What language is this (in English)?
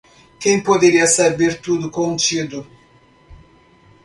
Portuguese